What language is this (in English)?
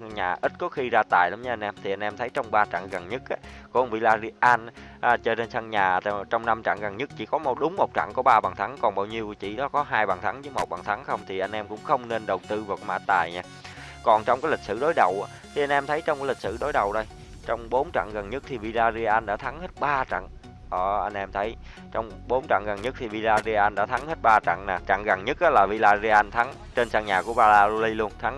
Vietnamese